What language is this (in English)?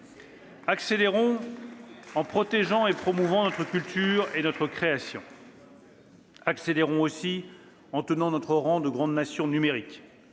French